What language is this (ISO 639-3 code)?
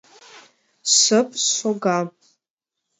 chm